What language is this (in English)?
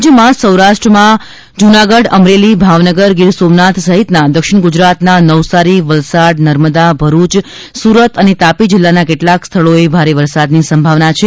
Gujarati